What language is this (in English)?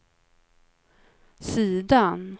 Swedish